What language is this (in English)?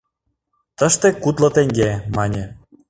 Mari